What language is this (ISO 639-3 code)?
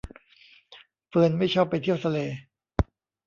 tha